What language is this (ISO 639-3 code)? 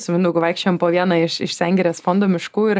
lit